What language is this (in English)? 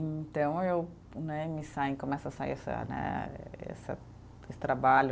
Portuguese